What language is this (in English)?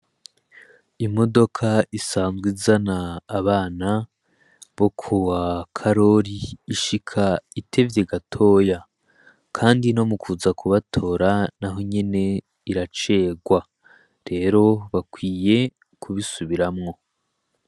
Rundi